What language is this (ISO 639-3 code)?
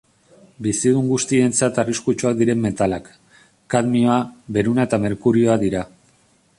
eus